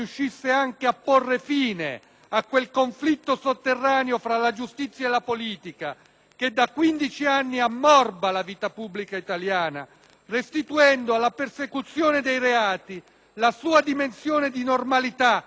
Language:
Italian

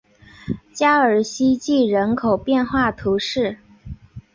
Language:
Chinese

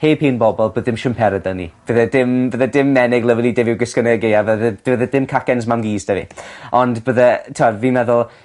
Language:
Welsh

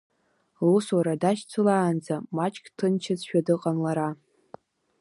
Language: Abkhazian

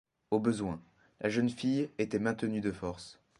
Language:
French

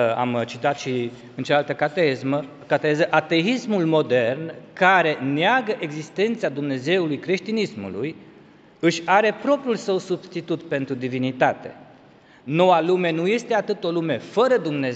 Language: Romanian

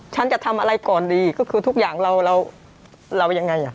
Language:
Thai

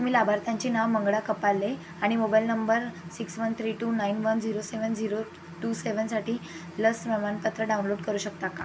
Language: Marathi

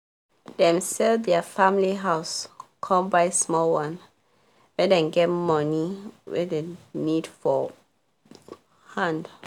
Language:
Nigerian Pidgin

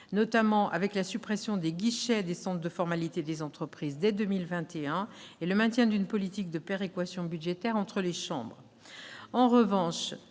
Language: French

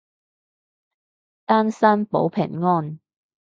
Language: Cantonese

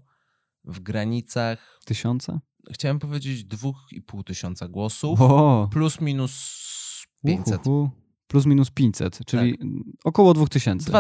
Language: Polish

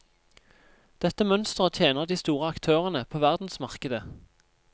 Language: Norwegian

